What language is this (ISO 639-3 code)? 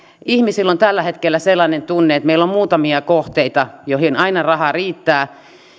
fin